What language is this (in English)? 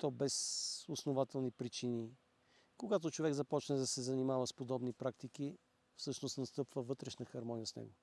Bulgarian